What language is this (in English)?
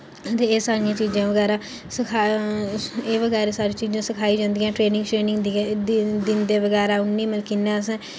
Dogri